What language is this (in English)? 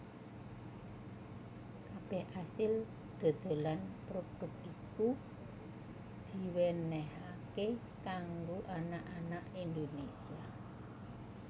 Javanese